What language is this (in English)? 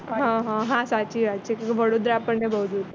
Gujarati